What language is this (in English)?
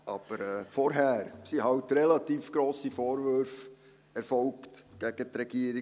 Swiss German